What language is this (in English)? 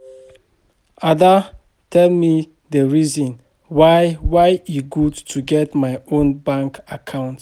Nigerian Pidgin